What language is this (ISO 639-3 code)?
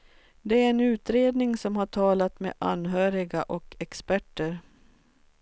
swe